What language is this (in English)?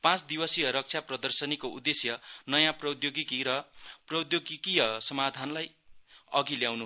Nepali